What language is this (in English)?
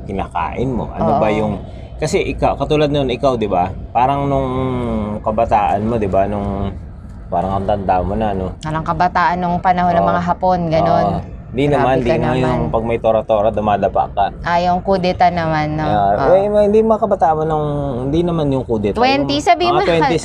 Filipino